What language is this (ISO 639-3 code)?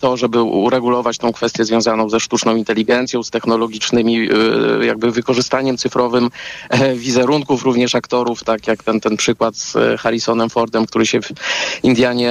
pol